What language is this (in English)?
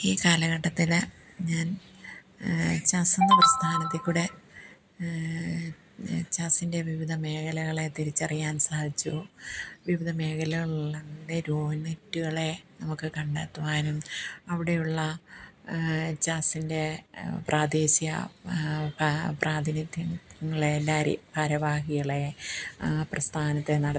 Malayalam